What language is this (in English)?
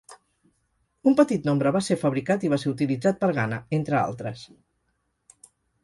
Catalan